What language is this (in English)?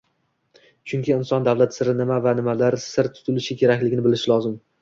Uzbek